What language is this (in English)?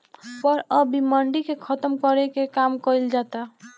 Bhojpuri